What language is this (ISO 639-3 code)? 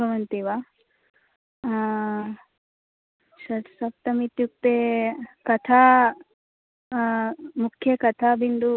san